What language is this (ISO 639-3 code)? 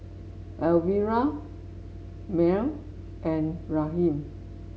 eng